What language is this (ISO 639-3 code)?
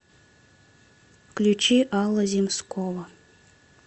rus